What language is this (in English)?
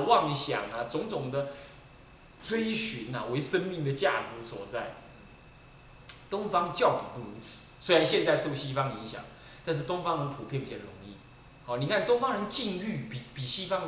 Chinese